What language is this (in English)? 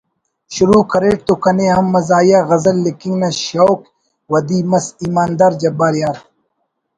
Brahui